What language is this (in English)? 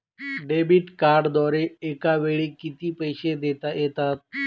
Marathi